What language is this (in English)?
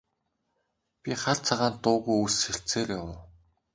Mongolian